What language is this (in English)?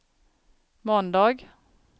Swedish